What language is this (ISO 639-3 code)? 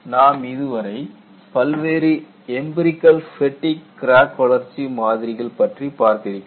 tam